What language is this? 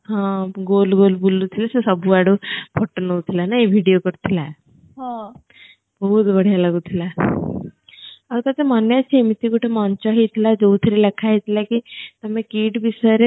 Odia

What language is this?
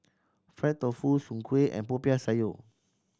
English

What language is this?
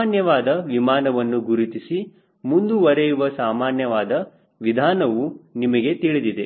Kannada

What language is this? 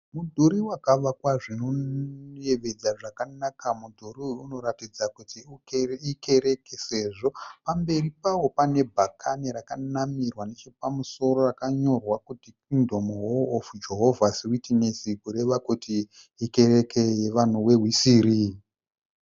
Shona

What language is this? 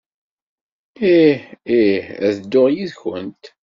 Kabyle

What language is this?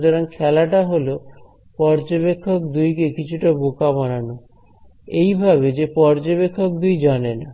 Bangla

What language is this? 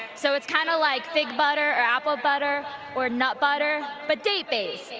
English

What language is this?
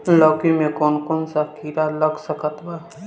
Bhojpuri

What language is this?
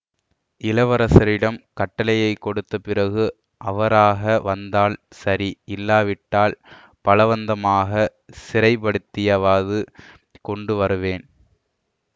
Tamil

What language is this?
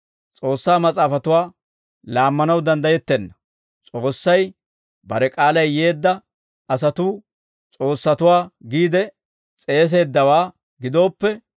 Dawro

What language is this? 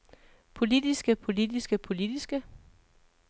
Danish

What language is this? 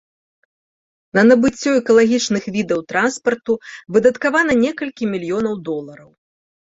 Belarusian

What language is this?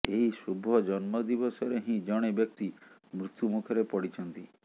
Odia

